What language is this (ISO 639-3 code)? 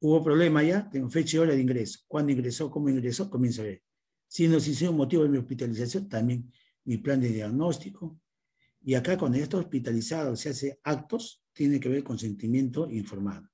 spa